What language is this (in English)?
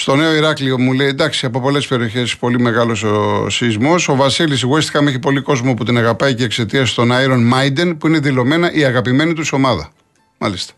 Greek